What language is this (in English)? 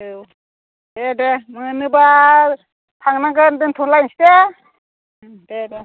Bodo